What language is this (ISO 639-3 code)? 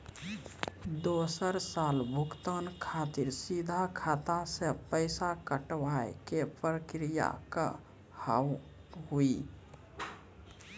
mai